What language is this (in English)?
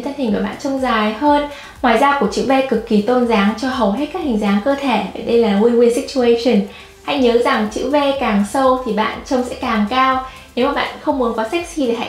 Vietnamese